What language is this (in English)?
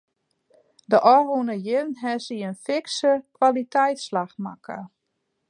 Western Frisian